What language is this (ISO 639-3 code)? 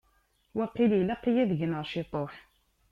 kab